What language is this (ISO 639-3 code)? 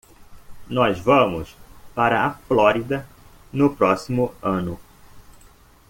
por